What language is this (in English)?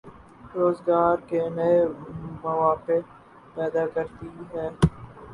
Urdu